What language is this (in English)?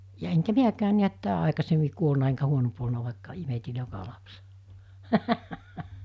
Finnish